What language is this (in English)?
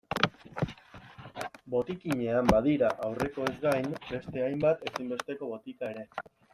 Basque